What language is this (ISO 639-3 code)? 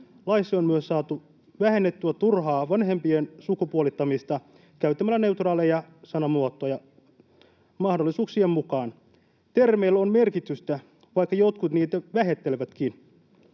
fin